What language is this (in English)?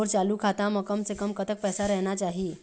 Chhattisgarhi